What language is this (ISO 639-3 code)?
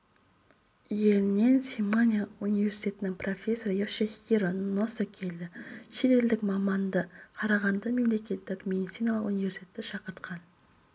kaz